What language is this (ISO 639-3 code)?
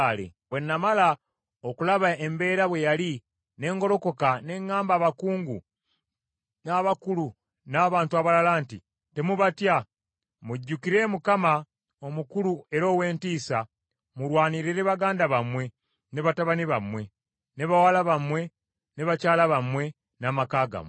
lug